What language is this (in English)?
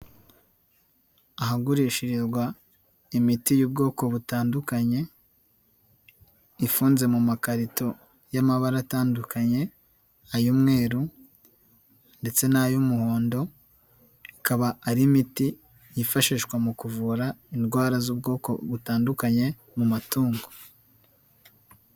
Kinyarwanda